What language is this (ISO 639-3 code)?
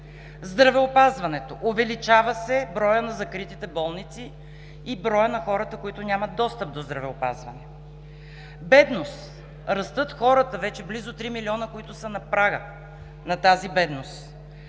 bul